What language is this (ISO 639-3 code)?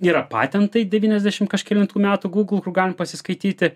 lit